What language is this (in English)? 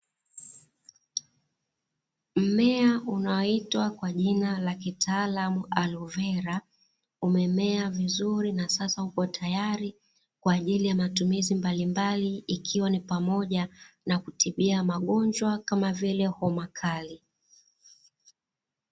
Swahili